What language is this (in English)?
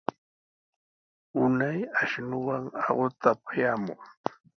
Sihuas Ancash Quechua